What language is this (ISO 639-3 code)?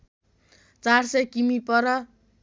nep